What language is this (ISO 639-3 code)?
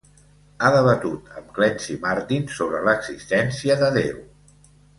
cat